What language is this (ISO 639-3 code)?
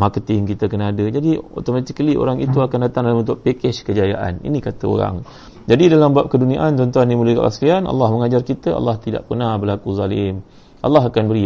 msa